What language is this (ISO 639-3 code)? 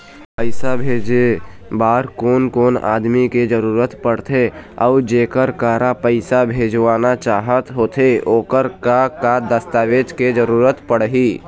hne